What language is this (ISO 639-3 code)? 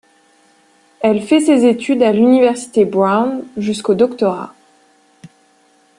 fra